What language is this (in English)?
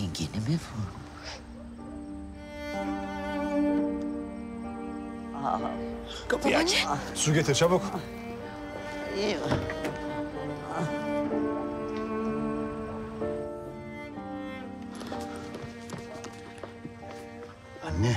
Turkish